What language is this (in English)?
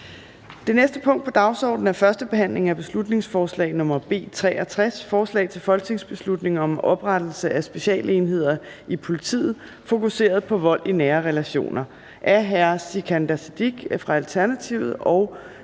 Danish